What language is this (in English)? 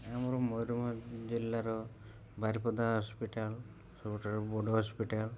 Odia